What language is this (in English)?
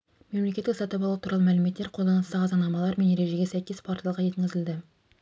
Kazakh